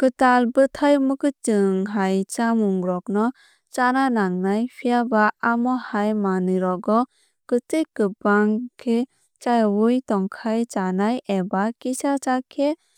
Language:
Kok Borok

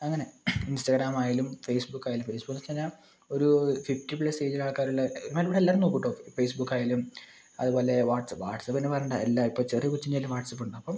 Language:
Malayalam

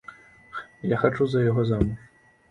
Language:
Belarusian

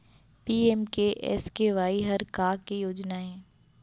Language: Chhattisgarhi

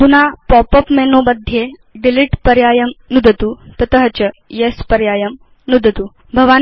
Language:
Sanskrit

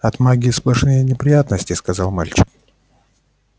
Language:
Russian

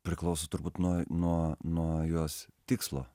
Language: Lithuanian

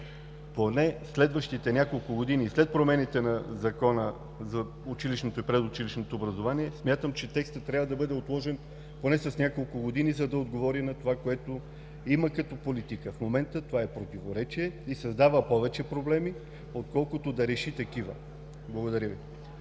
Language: Bulgarian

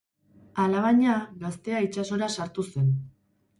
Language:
Basque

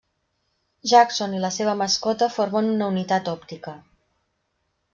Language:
Catalan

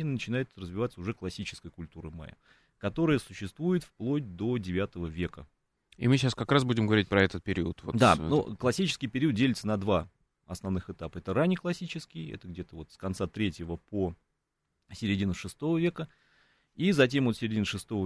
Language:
Russian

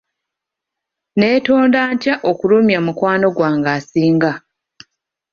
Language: Ganda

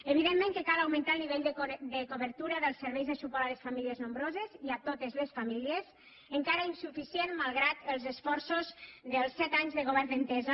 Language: Catalan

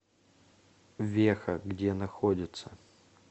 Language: Russian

